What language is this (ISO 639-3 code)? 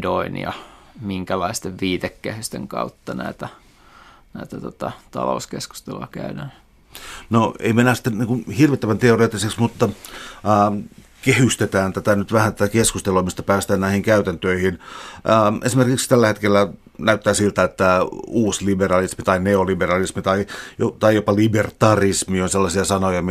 fin